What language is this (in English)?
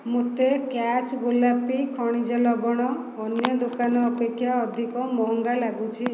Odia